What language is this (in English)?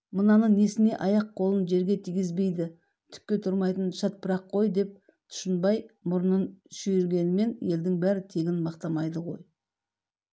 Kazakh